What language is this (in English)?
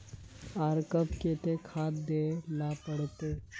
Magahi